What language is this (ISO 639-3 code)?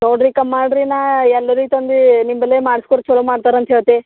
kan